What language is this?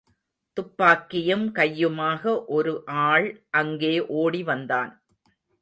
Tamil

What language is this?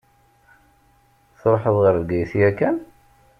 Kabyle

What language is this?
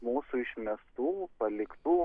Lithuanian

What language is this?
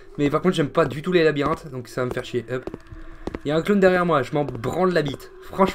French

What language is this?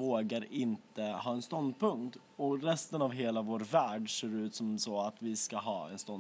Swedish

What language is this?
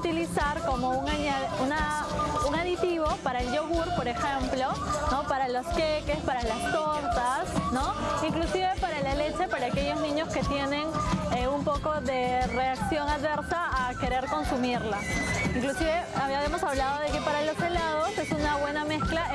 Spanish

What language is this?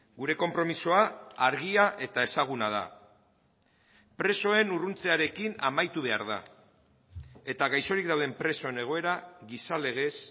Basque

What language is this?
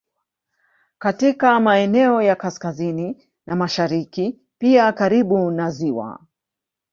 Swahili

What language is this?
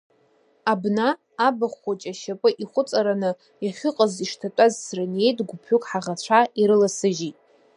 Abkhazian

